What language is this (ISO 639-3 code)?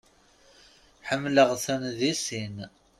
kab